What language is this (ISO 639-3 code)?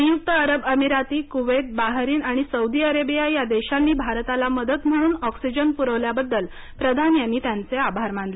mar